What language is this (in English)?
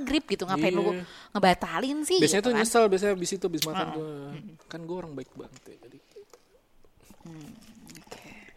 Indonesian